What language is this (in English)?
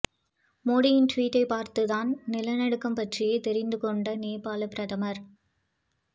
Tamil